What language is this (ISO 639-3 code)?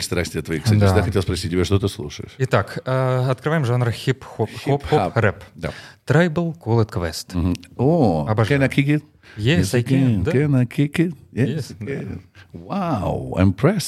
rus